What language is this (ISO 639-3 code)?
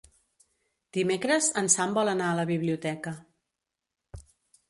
cat